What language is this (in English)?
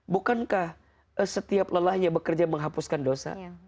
Indonesian